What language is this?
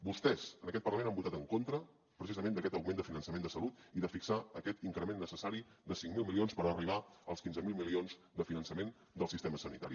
Catalan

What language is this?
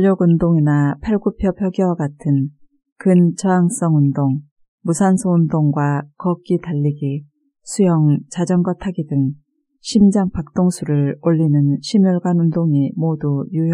Korean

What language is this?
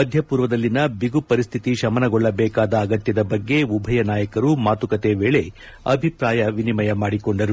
Kannada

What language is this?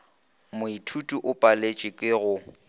Northern Sotho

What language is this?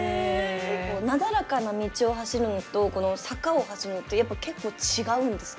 Japanese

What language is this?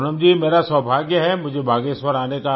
Hindi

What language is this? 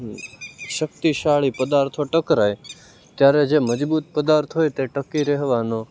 Gujarati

